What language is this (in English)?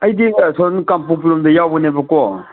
Manipuri